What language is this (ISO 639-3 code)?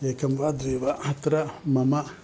san